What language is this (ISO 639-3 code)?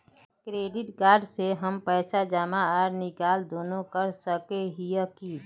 mag